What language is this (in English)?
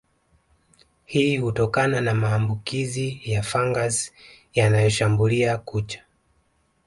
Swahili